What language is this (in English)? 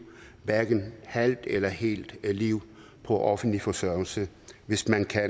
Danish